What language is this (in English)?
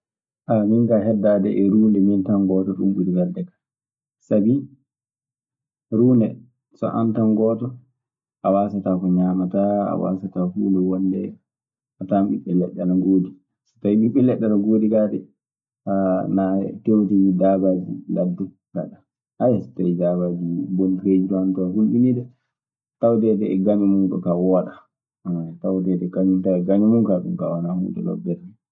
Maasina Fulfulde